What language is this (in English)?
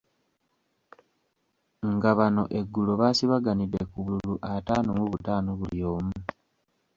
Ganda